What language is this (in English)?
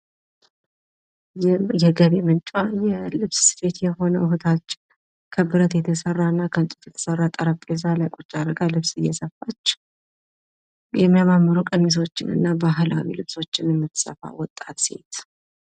Amharic